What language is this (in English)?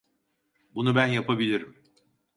Turkish